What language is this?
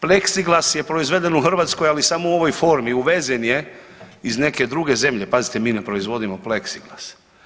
Croatian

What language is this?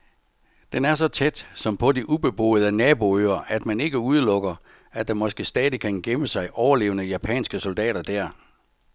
Danish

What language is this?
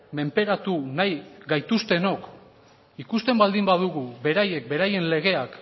Basque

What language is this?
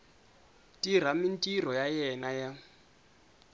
Tsonga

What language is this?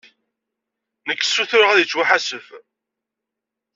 Kabyle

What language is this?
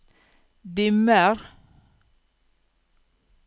Norwegian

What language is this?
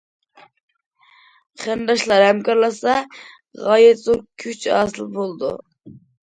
Uyghur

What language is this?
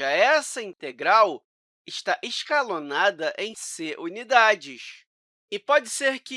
Portuguese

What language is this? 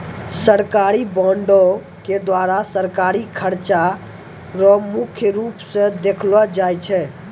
Maithili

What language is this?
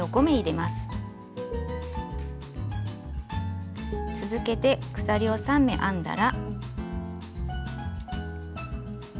Japanese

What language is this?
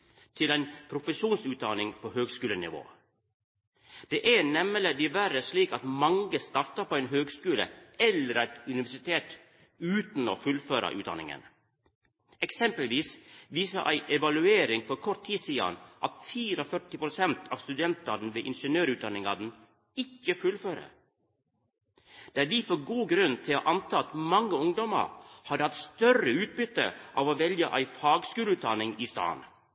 Norwegian Nynorsk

